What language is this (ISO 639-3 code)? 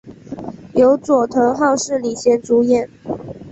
zho